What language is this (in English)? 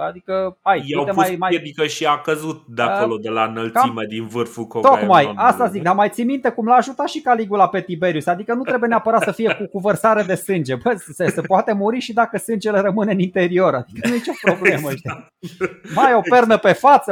Romanian